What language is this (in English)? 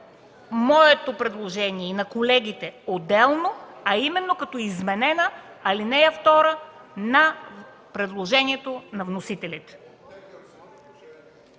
Bulgarian